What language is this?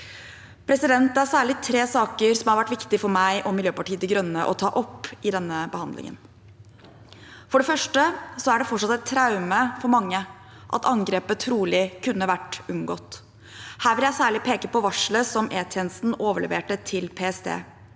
Norwegian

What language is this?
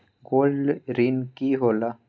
Magahi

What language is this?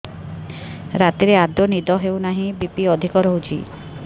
Odia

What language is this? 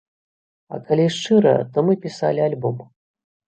Belarusian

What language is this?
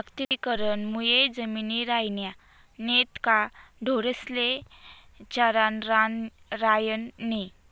Marathi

